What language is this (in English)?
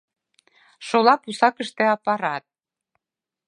Mari